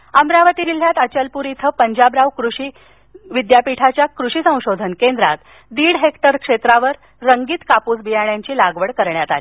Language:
Marathi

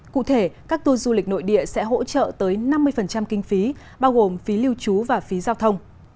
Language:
Vietnamese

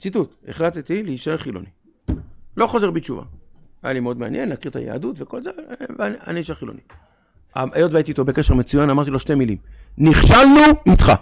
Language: Hebrew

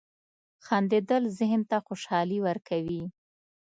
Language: Pashto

